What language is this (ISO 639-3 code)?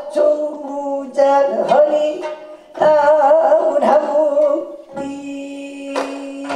kor